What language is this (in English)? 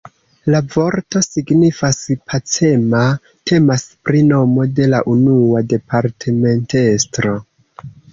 Esperanto